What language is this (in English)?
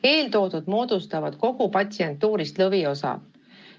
Estonian